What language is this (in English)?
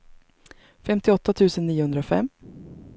Swedish